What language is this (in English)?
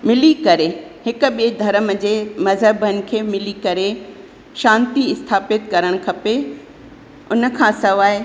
Sindhi